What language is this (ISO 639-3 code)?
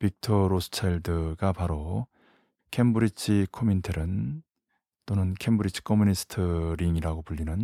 kor